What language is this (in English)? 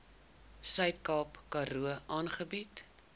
Afrikaans